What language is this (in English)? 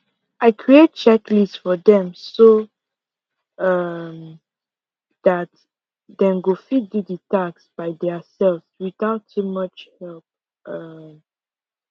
Nigerian Pidgin